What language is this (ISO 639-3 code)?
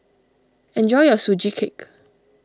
eng